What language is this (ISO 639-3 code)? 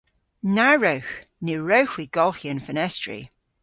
cor